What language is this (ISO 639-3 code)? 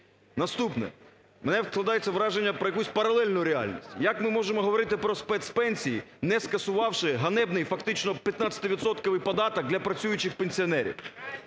ukr